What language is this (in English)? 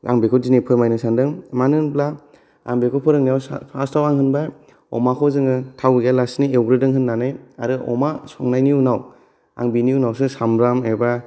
Bodo